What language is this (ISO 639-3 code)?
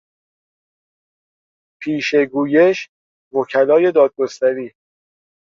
fas